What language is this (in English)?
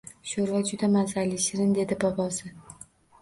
Uzbek